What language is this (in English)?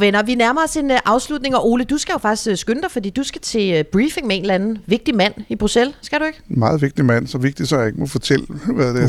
Danish